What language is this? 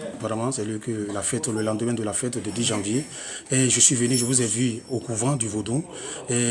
French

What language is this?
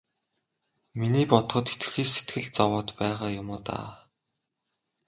Mongolian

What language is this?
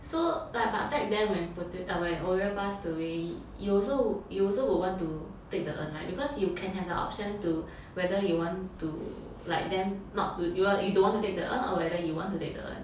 English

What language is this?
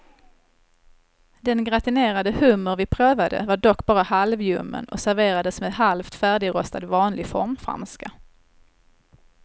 Swedish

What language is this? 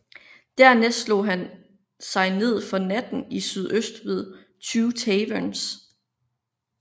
Danish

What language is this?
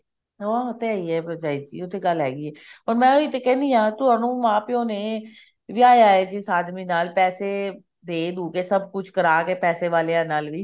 Punjabi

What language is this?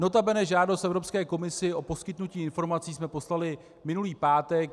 Czech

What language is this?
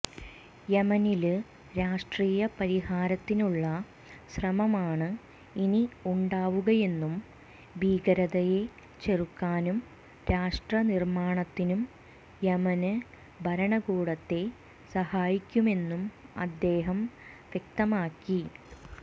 Malayalam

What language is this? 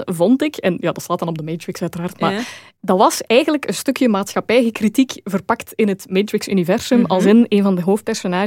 Dutch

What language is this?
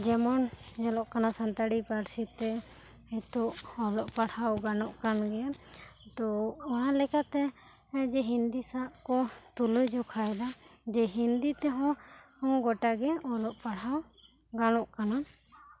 Santali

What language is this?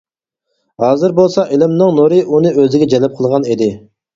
Uyghur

